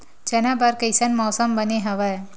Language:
Chhattisgarhi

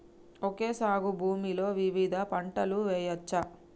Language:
Telugu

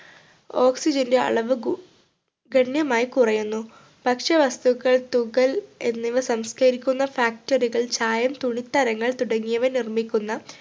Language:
Malayalam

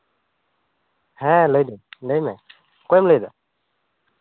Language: Santali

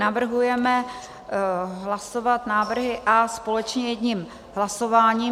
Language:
Czech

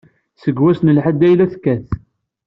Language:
Kabyle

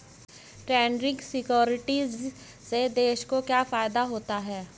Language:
Hindi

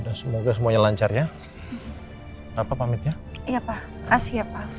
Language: Indonesian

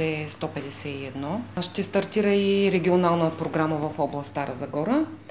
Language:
Bulgarian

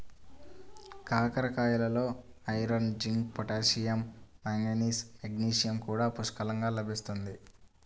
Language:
Telugu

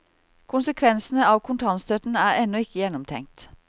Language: Norwegian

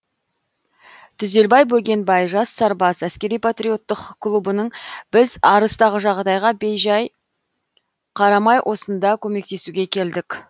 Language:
Kazakh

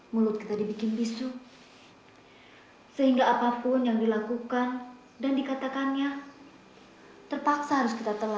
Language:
Indonesian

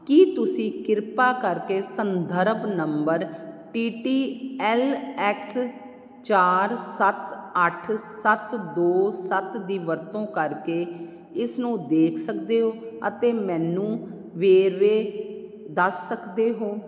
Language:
Punjabi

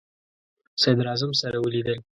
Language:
Pashto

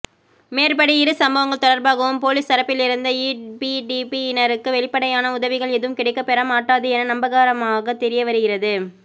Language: Tamil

